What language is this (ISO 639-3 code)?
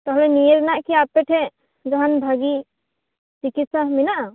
sat